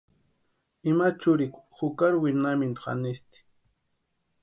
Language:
Western Highland Purepecha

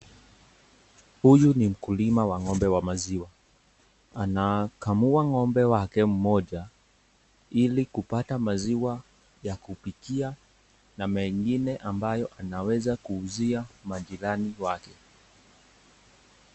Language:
Swahili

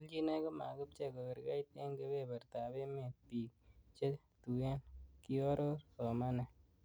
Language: Kalenjin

